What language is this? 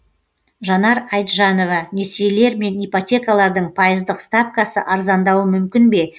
Kazakh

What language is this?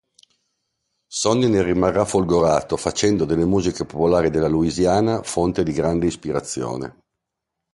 Italian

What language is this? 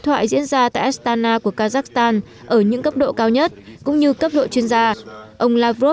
Vietnamese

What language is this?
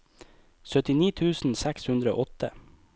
Norwegian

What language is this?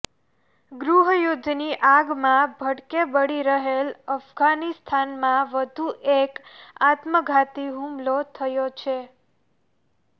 Gujarati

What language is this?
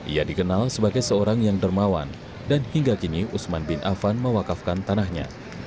Indonesian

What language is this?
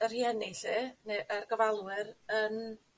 Welsh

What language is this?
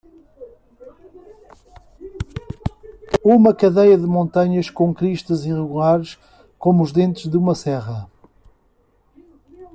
Portuguese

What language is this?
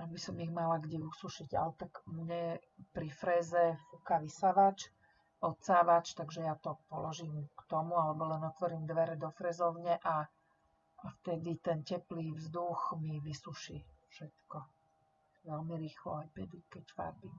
Slovak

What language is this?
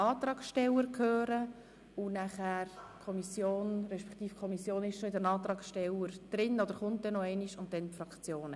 Swiss German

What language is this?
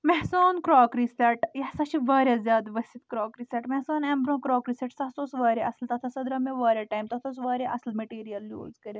Kashmiri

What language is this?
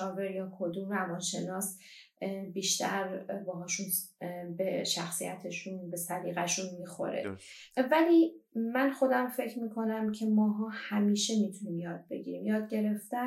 Persian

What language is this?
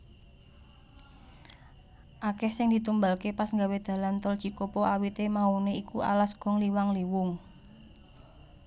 Javanese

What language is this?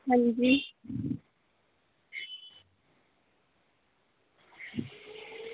Dogri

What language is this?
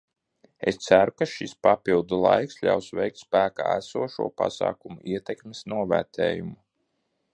Latvian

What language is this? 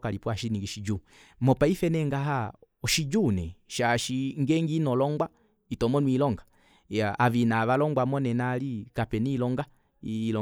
Kuanyama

